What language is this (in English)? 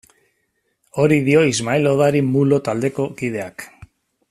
Basque